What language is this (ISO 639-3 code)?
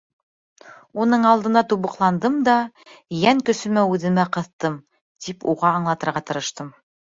bak